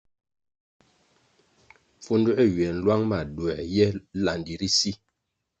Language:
Kwasio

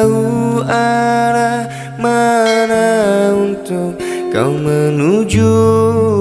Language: Indonesian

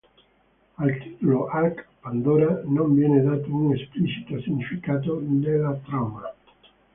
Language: Italian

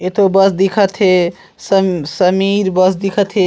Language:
Chhattisgarhi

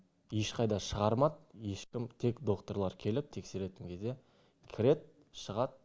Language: Kazakh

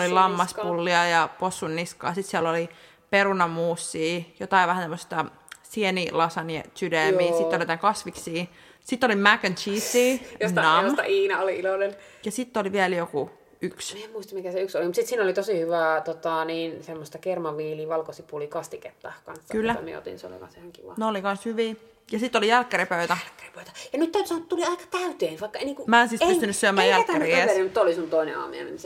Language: Finnish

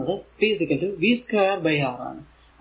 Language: Malayalam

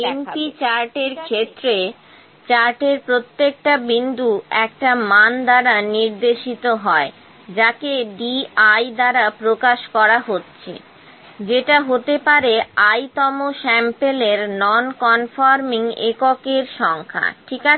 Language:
Bangla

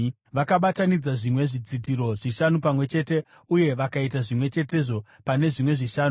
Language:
Shona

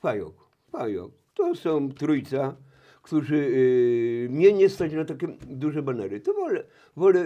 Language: Polish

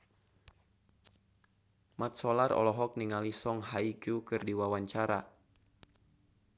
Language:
Sundanese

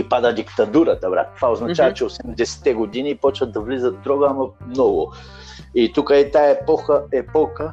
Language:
Bulgarian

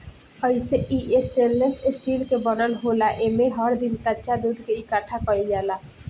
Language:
Bhojpuri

